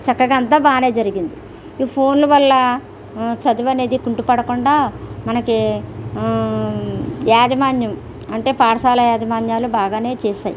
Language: Telugu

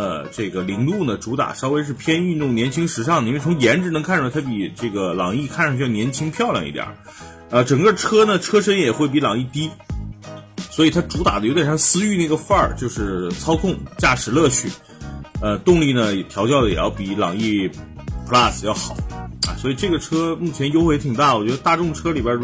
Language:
Chinese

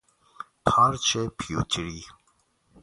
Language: Persian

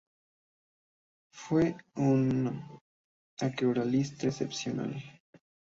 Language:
Spanish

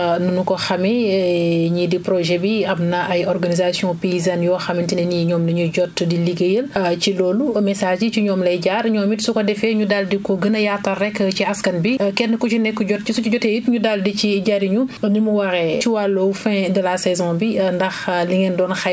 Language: Wolof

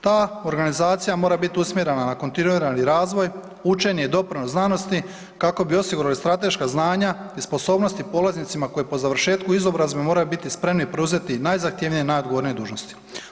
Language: Croatian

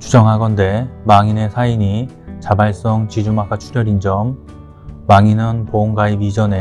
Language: Korean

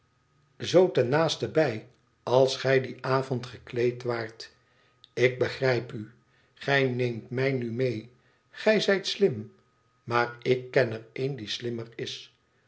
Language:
Dutch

